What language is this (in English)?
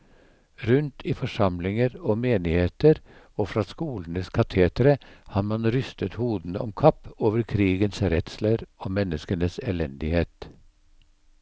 Norwegian